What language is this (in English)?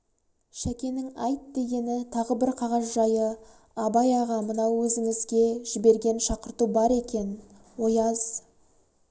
Kazakh